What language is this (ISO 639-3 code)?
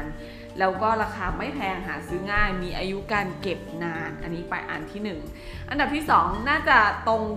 tha